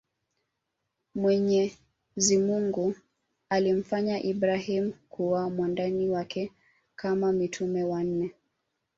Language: Swahili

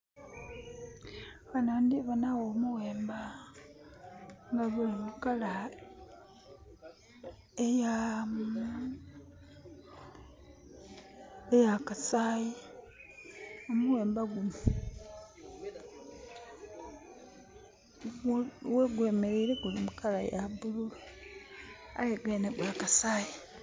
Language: Soga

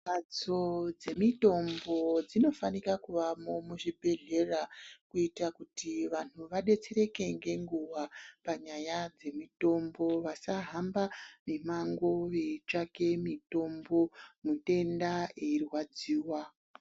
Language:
Ndau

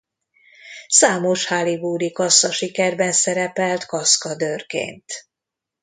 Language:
Hungarian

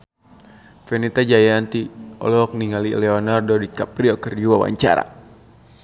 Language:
Sundanese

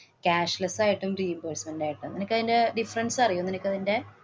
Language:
Malayalam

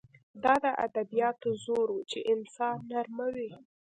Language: Pashto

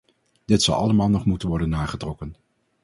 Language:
Dutch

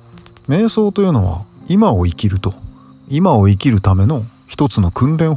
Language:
Japanese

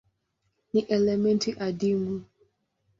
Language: Swahili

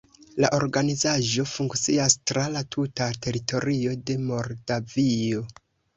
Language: Esperanto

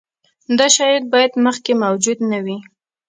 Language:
Pashto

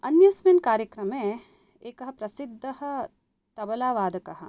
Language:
Sanskrit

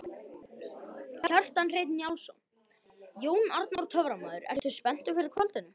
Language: Icelandic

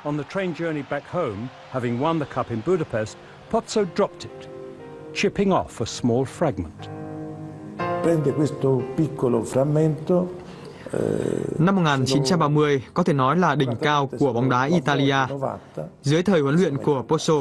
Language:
Vietnamese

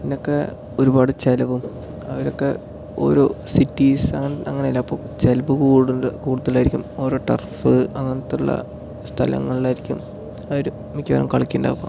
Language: Malayalam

